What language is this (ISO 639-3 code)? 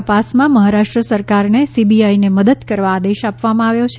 guj